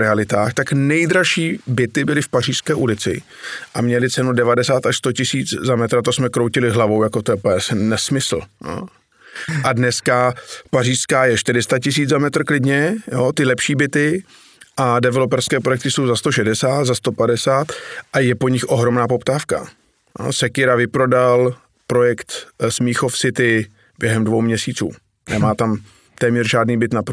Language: Czech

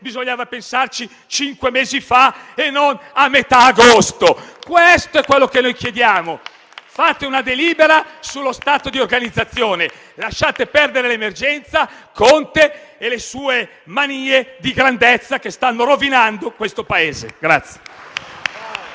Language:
Italian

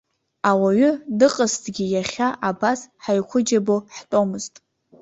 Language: Abkhazian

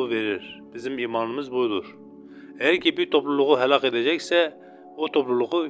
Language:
Turkish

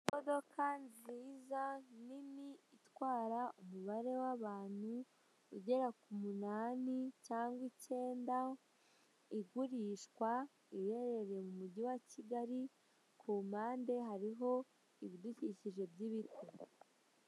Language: Kinyarwanda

